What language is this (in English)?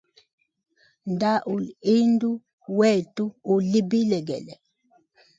Hemba